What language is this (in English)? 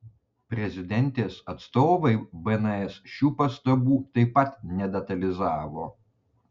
Lithuanian